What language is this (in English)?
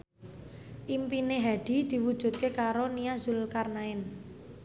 Javanese